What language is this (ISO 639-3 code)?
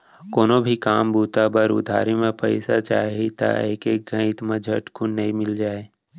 hne